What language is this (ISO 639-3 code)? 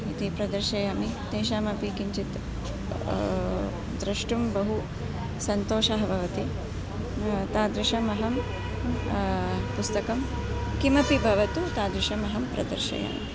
san